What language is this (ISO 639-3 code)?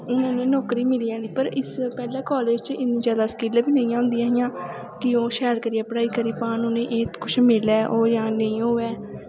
doi